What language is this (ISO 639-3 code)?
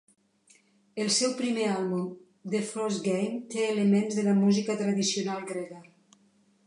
cat